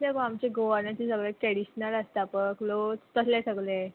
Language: Konkani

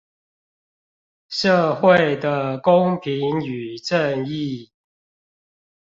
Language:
Chinese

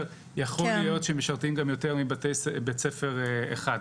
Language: Hebrew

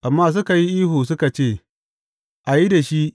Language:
Hausa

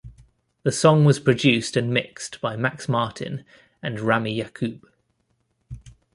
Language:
English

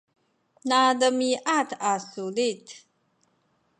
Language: Sakizaya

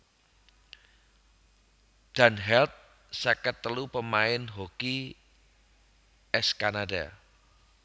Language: Javanese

